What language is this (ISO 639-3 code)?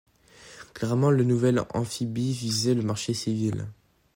fra